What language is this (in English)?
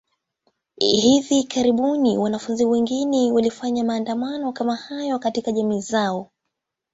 Swahili